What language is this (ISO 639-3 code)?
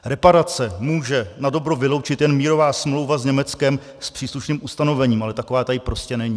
ces